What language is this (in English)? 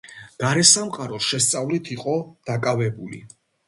Georgian